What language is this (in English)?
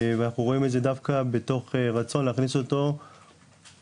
Hebrew